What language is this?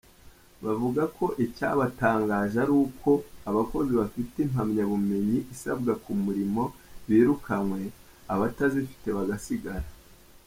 Kinyarwanda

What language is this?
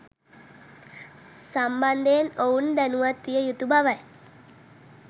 Sinhala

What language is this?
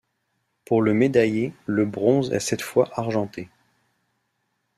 French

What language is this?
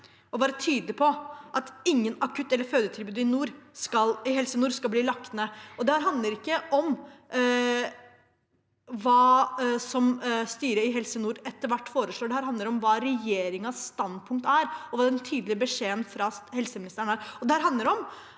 Norwegian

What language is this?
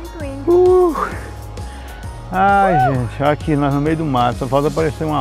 Portuguese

